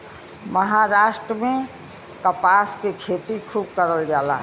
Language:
Bhojpuri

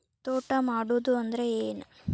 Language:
Kannada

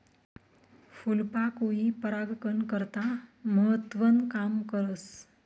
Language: Marathi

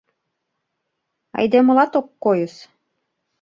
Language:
Mari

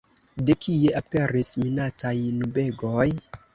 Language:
Esperanto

